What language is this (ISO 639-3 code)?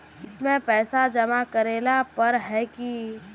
mag